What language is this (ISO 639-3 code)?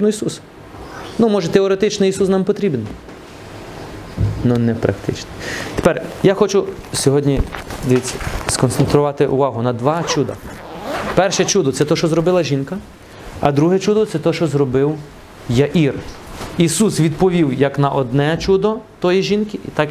ukr